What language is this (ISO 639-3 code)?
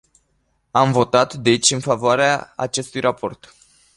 ron